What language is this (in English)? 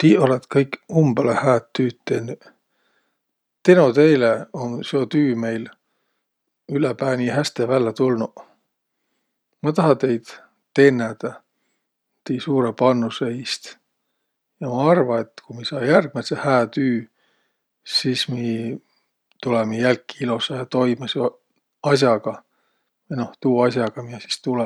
Võro